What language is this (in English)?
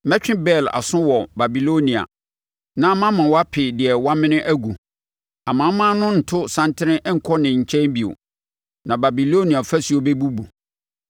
Akan